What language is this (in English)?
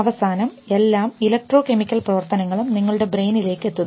Malayalam